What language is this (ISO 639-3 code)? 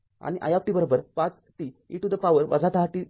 mar